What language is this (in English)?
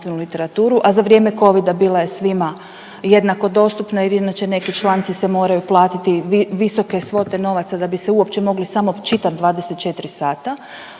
Croatian